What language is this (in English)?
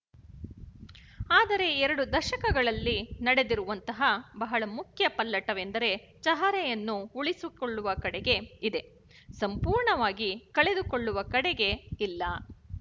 Kannada